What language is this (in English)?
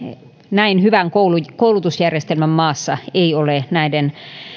Finnish